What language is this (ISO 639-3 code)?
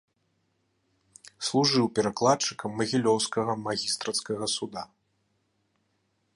bel